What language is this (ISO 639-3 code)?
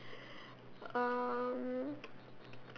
eng